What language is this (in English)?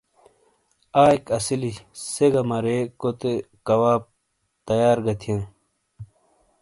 Shina